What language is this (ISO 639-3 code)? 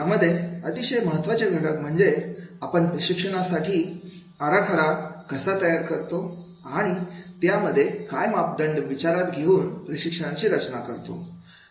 mar